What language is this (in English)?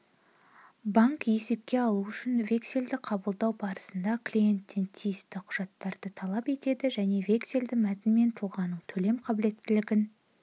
Kazakh